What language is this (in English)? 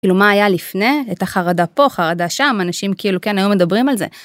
Hebrew